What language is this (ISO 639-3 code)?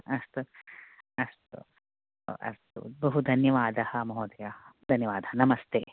san